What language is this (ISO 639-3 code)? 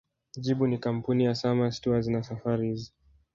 swa